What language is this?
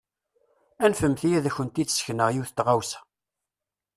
Kabyle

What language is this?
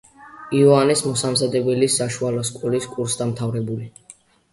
Georgian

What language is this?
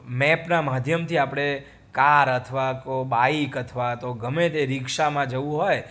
Gujarati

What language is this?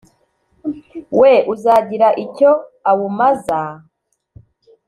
Kinyarwanda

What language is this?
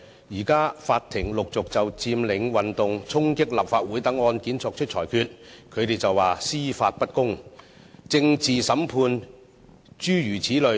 Cantonese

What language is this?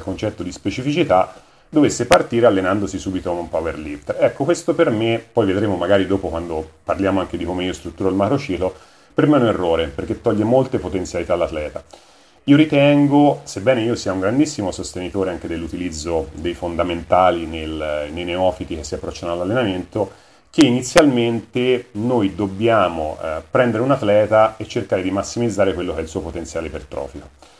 Italian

